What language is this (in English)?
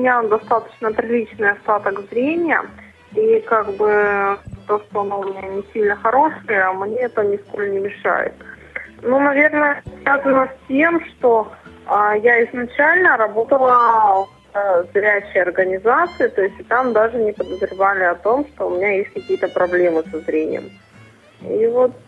Russian